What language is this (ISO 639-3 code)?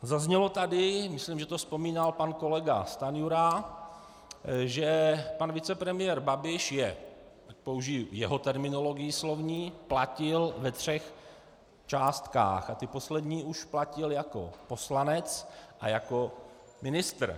ces